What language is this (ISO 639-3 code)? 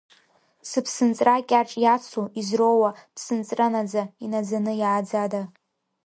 abk